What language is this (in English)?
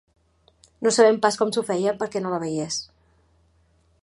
Catalan